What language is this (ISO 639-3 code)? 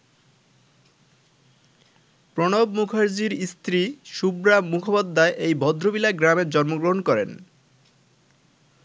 ben